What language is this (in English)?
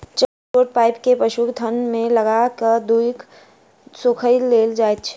Maithili